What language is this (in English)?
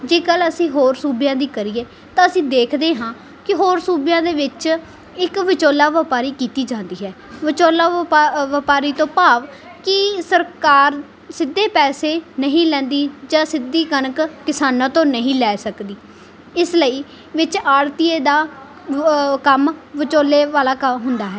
Punjabi